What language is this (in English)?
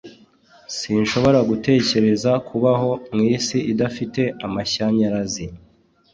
Kinyarwanda